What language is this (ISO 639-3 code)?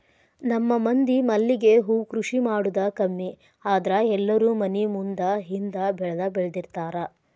kan